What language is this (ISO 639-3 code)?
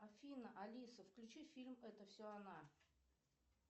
rus